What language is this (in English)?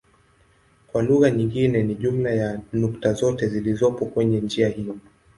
Swahili